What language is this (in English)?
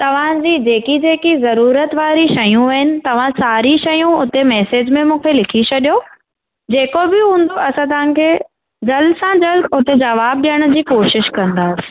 Sindhi